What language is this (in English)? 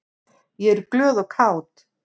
Icelandic